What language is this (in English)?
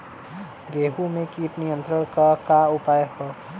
Bhojpuri